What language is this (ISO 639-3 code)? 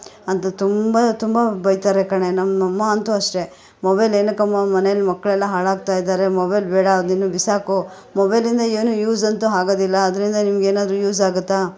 kan